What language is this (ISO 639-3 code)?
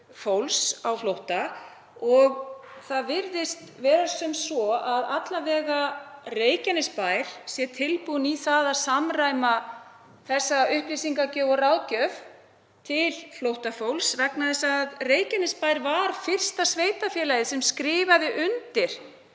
isl